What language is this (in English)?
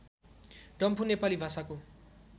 Nepali